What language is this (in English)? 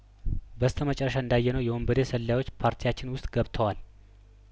Amharic